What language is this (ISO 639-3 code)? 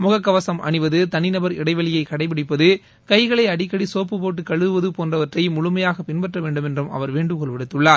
tam